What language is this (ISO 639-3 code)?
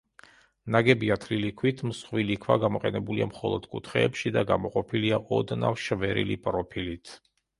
kat